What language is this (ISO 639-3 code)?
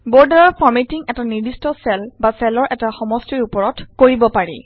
asm